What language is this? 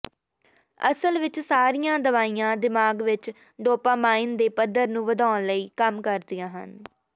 Punjabi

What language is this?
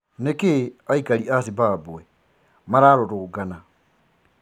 Kikuyu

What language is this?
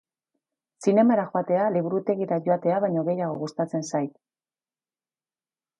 Basque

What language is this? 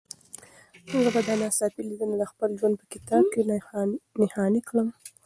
Pashto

